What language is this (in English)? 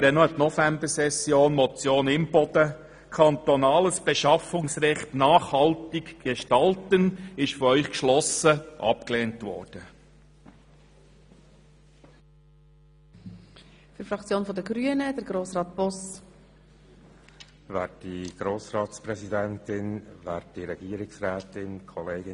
Swiss German